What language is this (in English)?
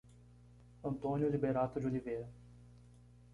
Portuguese